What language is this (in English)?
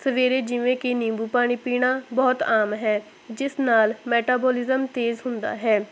Punjabi